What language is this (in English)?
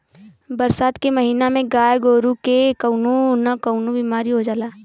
Bhojpuri